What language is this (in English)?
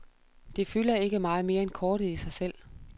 Danish